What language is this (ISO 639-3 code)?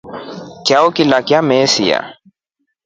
rof